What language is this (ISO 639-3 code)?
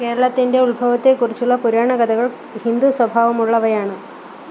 mal